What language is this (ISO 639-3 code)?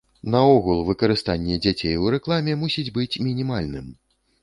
bel